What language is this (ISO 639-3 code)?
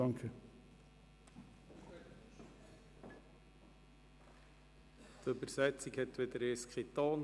gsw